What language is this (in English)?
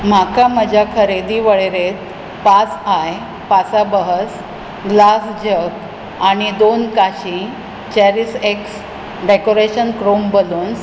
Konkani